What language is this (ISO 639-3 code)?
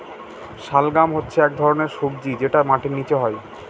ben